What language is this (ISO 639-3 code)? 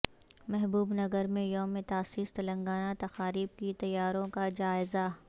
urd